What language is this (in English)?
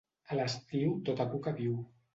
Catalan